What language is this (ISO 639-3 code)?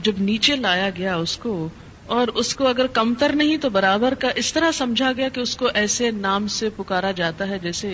urd